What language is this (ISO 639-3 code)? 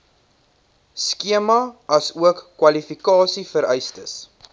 afr